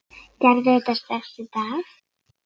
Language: Icelandic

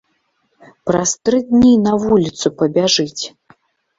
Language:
Belarusian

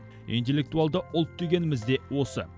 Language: Kazakh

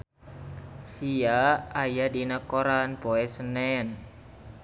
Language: Sundanese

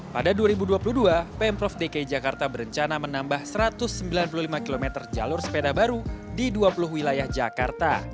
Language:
Indonesian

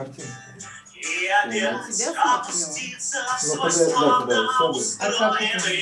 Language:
Russian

